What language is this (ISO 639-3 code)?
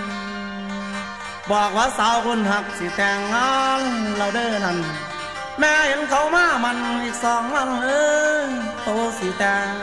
tha